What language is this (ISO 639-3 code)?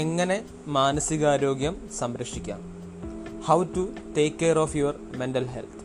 mal